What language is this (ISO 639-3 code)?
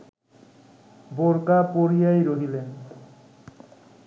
ben